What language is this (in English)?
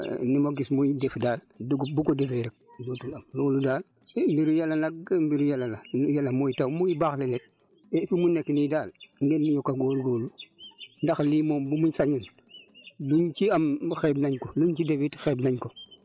Wolof